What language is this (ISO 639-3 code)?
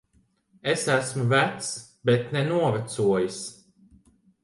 lav